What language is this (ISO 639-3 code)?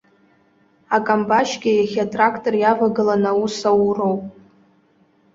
abk